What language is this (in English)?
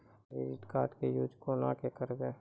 Maithili